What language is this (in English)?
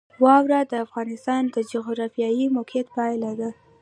Pashto